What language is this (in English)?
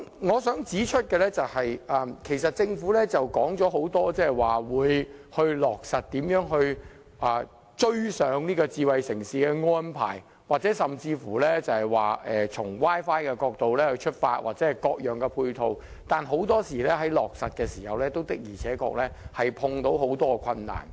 Cantonese